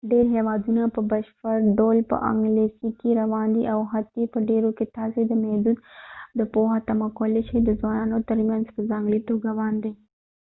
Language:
Pashto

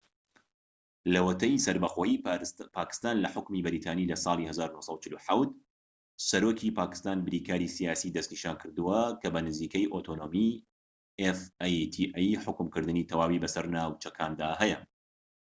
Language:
Central Kurdish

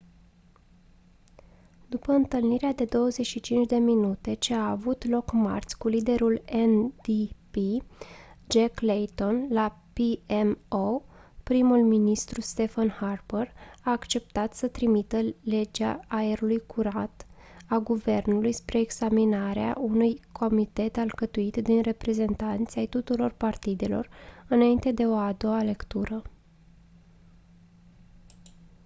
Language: Romanian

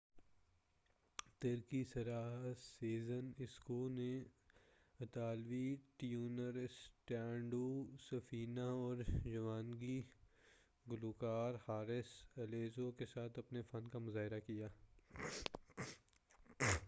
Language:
Urdu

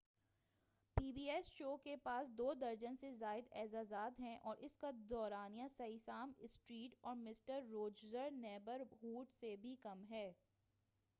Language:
Urdu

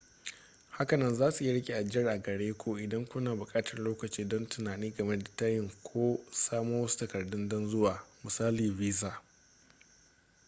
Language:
Hausa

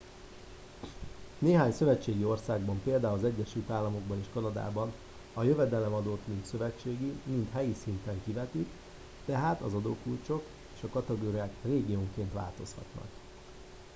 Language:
Hungarian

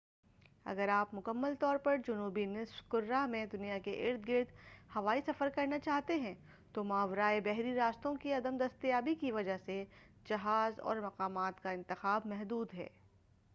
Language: Urdu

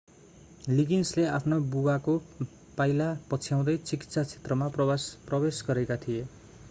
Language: Nepali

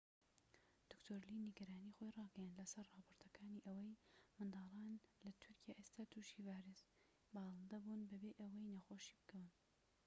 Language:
Central Kurdish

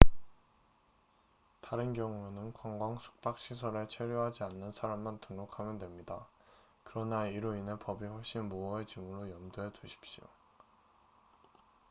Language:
Korean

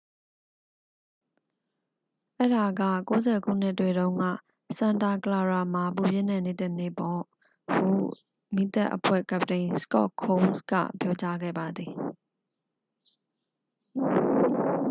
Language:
Burmese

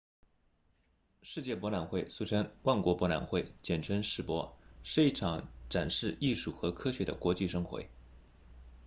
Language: Chinese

